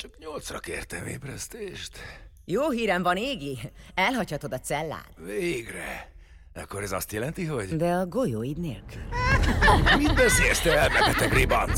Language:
Hungarian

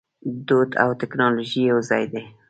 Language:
Pashto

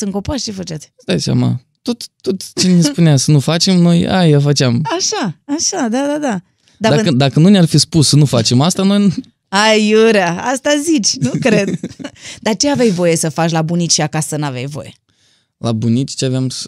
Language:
Romanian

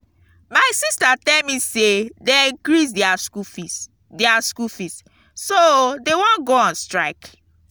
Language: Nigerian Pidgin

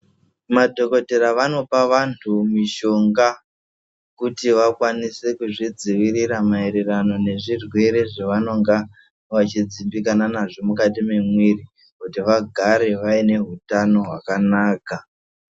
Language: Ndau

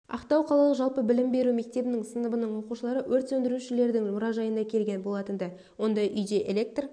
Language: Kazakh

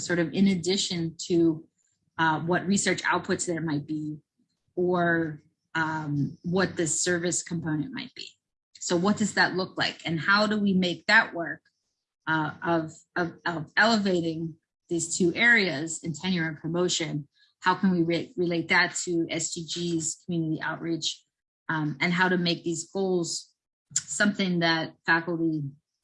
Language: English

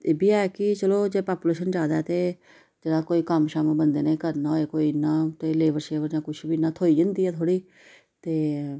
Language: Dogri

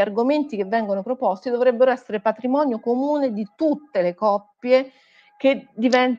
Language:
Italian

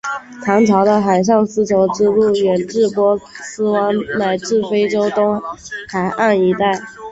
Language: Chinese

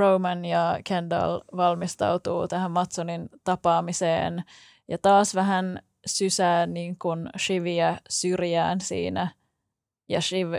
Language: Finnish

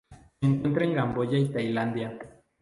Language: Spanish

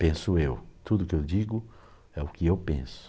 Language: Portuguese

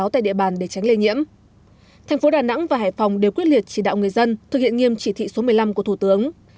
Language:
Vietnamese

